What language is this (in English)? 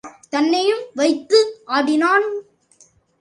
Tamil